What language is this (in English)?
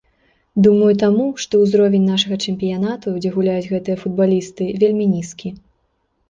Belarusian